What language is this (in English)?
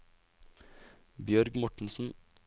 Norwegian